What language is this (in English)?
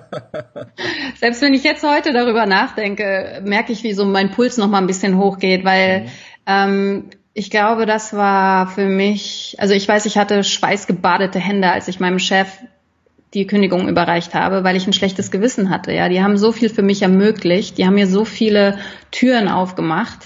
German